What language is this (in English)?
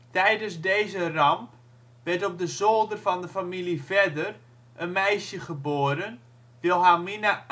Dutch